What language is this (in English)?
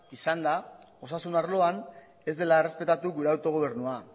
Basque